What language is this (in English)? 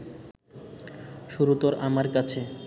Bangla